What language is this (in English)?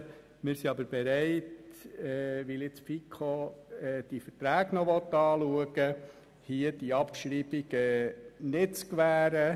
Swiss German